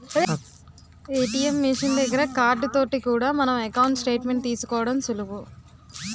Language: Telugu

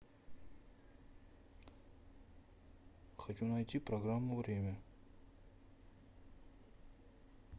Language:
Russian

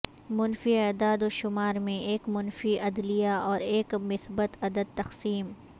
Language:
Urdu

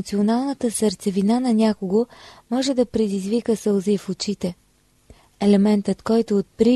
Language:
Bulgarian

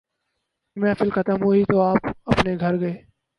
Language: Urdu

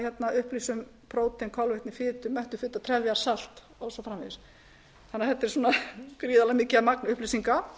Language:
Icelandic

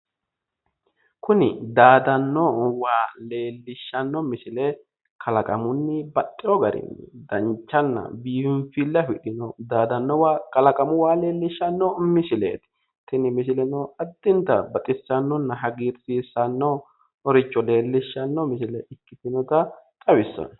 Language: Sidamo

